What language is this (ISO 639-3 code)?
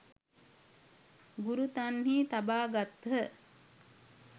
sin